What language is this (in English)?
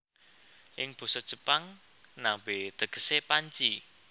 Javanese